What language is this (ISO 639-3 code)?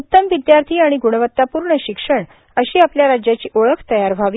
mar